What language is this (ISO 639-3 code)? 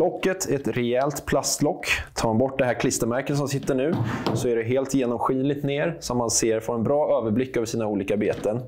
swe